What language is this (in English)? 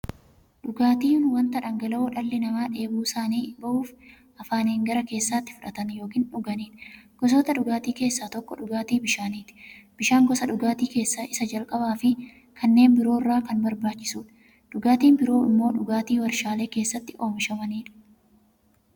Oromo